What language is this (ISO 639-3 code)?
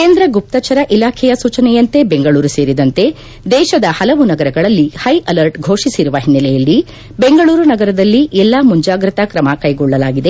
kan